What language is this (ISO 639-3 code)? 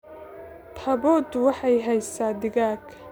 som